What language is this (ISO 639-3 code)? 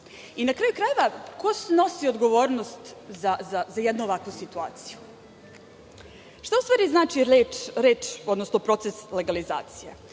srp